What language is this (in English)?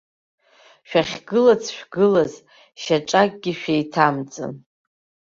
Abkhazian